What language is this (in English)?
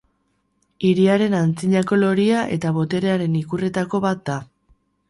Basque